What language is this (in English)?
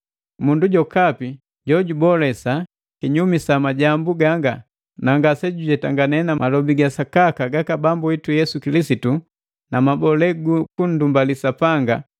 Matengo